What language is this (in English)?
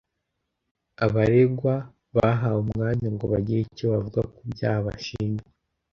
Kinyarwanda